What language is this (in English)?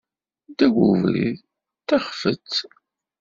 Kabyle